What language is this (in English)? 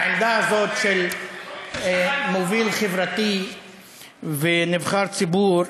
Hebrew